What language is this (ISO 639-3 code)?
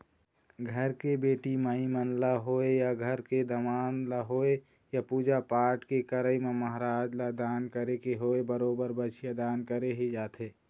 hne